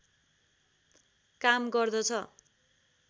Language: Nepali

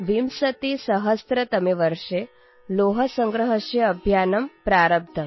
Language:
Urdu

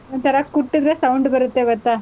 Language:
Kannada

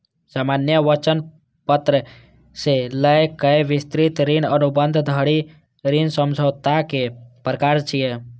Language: Maithili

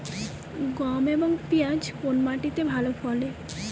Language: Bangla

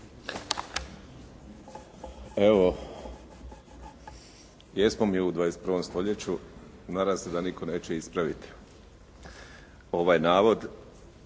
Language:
Croatian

